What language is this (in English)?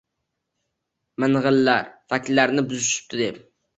Uzbek